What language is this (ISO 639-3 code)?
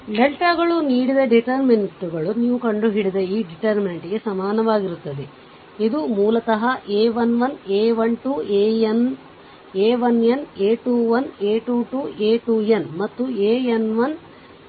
kan